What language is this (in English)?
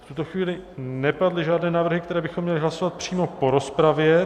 Czech